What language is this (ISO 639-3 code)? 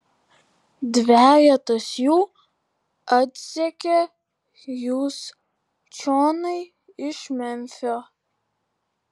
lit